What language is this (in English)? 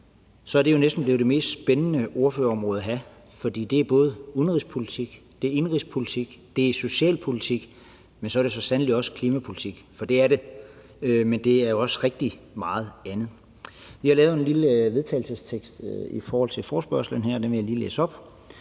Danish